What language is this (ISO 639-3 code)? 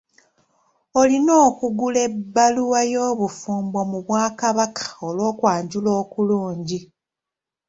lug